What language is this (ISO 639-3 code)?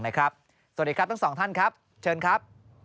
tha